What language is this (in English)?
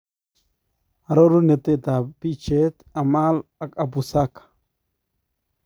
Kalenjin